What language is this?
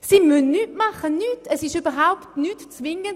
Swiss German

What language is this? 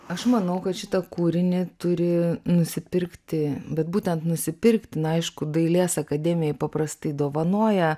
Lithuanian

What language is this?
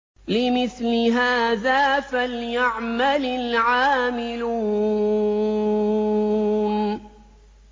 Arabic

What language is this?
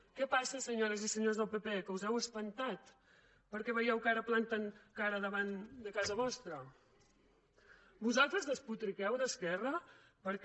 Catalan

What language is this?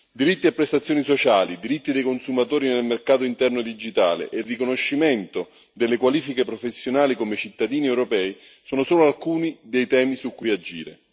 Italian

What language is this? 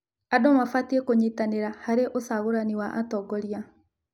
Kikuyu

